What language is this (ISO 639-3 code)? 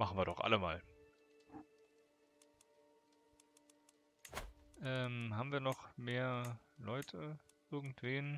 deu